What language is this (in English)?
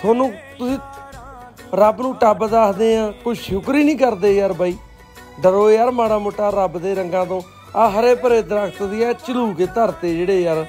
Punjabi